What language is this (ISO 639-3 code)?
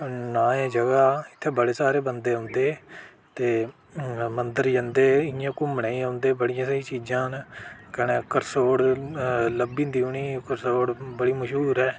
doi